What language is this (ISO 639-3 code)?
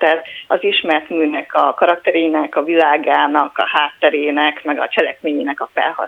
hun